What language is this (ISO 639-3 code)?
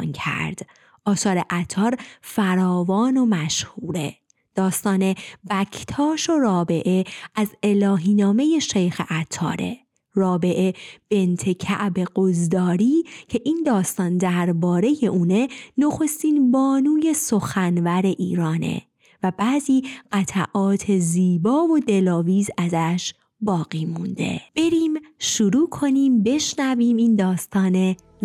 fas